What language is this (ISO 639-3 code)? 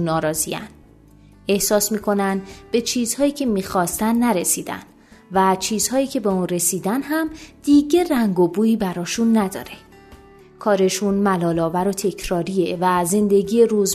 fas